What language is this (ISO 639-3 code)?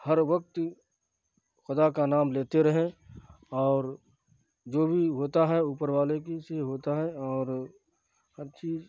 urd